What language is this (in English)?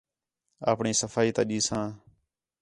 Khetrani